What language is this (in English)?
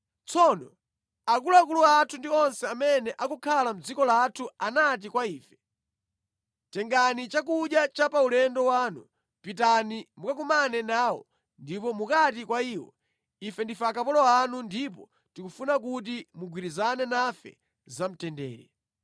Nyanja